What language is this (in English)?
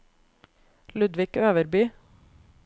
Norwegian